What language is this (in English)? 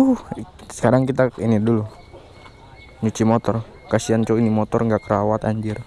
Indonesian